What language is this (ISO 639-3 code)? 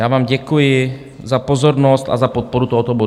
ces